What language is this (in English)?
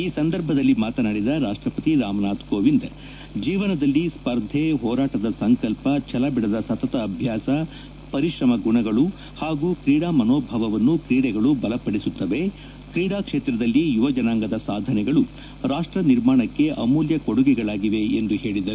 Kannada